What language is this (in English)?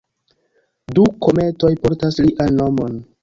Esperanto